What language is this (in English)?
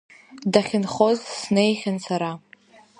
Abkhazian